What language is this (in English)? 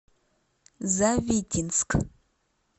Russian